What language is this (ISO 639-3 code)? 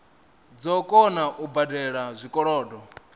ven